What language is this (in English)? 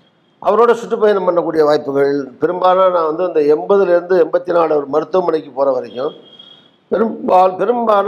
Tamil